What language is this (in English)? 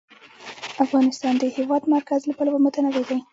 Pashto